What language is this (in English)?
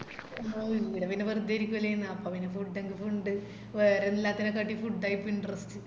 Malayalam